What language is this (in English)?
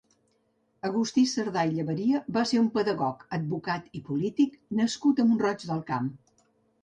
Catalan